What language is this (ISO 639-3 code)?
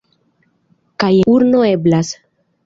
epo